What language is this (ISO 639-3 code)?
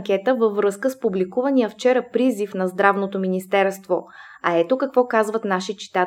bul